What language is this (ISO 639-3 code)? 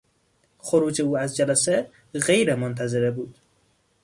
fas